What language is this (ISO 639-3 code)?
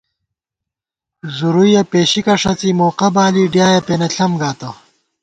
gwt